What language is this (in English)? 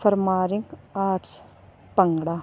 Punjabi